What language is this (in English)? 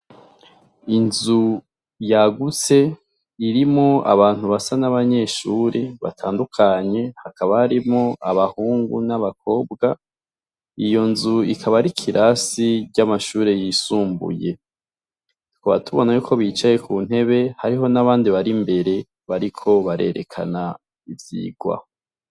Rundi